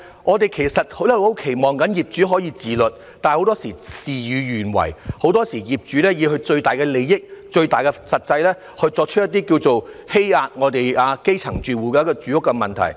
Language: Cantonese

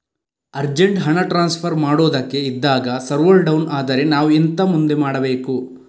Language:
Kannada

